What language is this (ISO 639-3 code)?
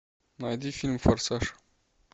rus